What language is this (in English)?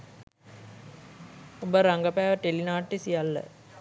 Sinhala